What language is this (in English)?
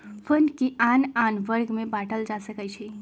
Magahi